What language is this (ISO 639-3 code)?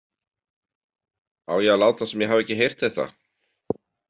isl